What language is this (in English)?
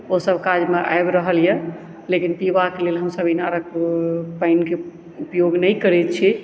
Maithili